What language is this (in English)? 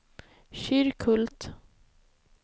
Swedish